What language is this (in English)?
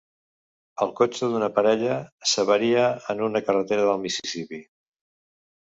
Catalan